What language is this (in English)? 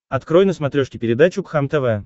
Russian